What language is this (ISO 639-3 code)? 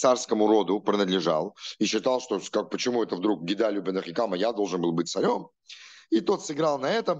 rus